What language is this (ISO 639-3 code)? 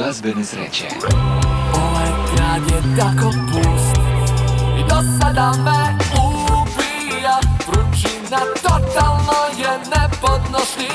hrv